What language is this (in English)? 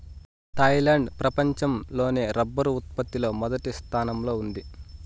Telugu